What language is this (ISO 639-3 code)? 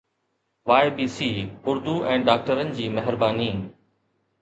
snd